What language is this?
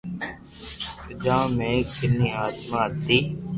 Loarki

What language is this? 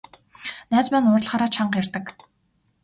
Mongolian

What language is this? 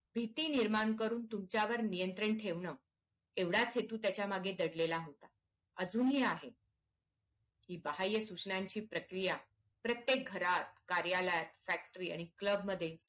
Marathi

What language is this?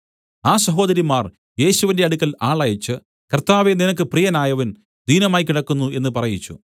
Malayalam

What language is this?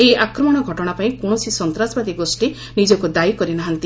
Odia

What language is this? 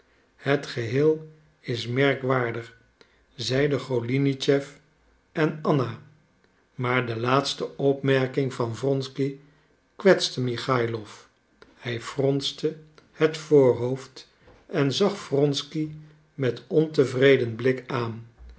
Dutch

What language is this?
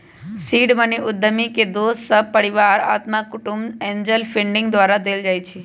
Magahi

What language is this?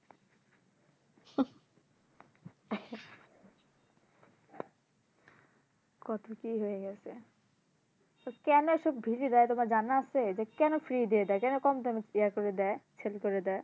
Bangla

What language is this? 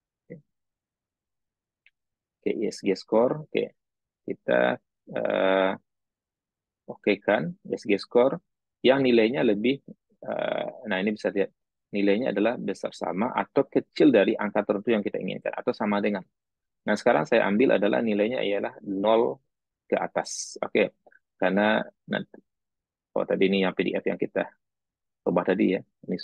Indonesian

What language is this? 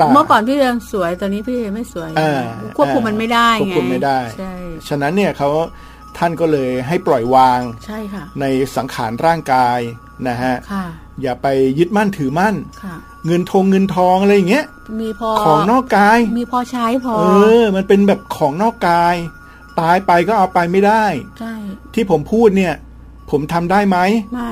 Thai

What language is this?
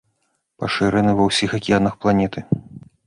Belarusian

